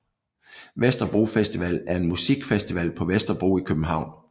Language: Danish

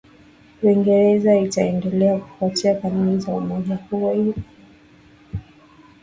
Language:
Swahili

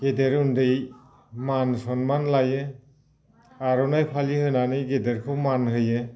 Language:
Bodo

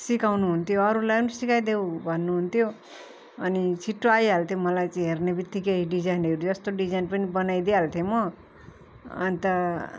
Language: Nepali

